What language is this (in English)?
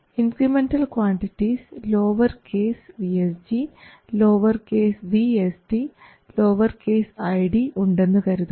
Malayalam